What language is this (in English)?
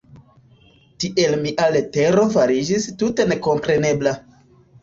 Esperanto